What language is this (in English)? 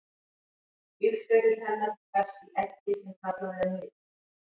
Icelandic